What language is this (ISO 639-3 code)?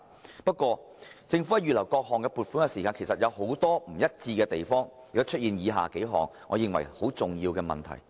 yue